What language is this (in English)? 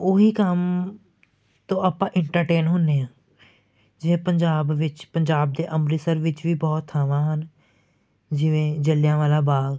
Punjabi